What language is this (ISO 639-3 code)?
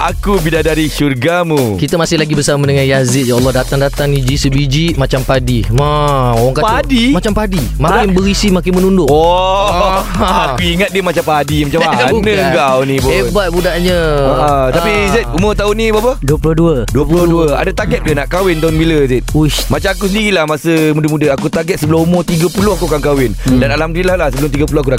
msa